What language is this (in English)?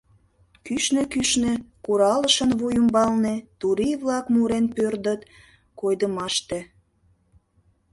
Mari